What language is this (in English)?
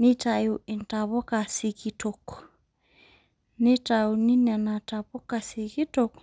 Masai